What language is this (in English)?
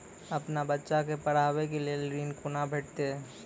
Maithili